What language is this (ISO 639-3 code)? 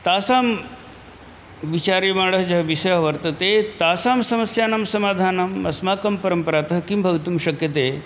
san